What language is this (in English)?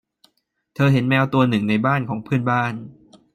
Thai